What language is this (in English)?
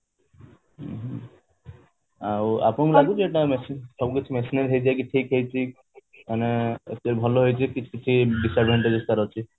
Odia